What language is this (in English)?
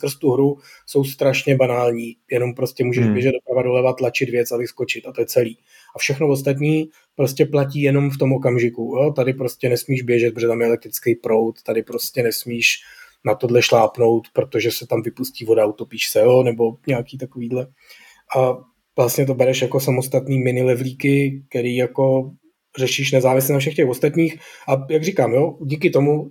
Czech